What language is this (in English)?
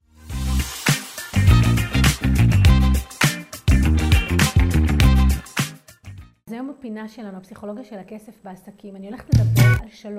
Hebrew